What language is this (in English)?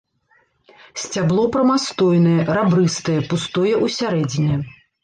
Belarusian